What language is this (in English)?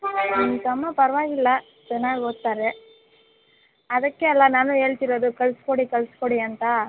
Kannada